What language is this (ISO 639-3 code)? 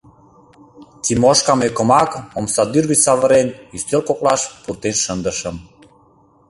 chm